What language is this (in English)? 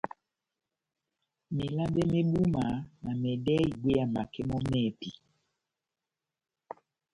Batanga